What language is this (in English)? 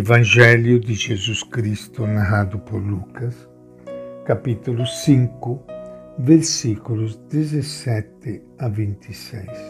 Portuguese